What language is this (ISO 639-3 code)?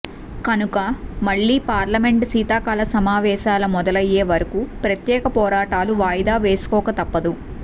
tel